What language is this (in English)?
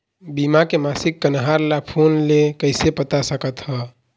Chhattisgarhi